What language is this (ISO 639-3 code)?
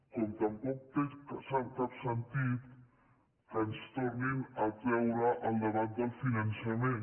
cat